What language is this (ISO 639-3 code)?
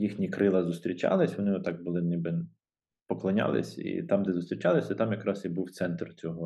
ukr